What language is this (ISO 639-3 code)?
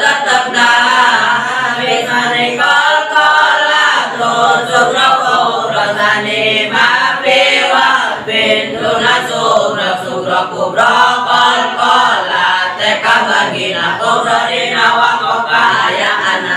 ind